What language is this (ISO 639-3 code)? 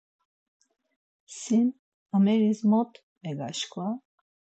lzz